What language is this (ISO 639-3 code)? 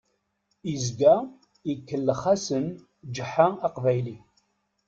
kab